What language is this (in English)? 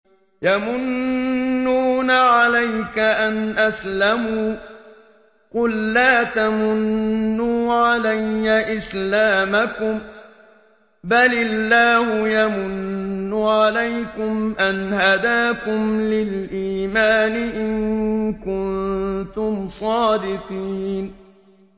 Arabic